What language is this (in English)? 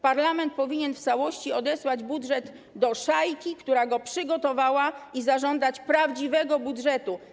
Polish